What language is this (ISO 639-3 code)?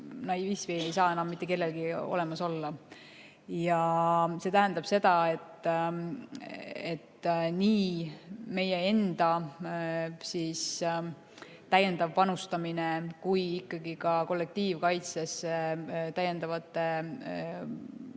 est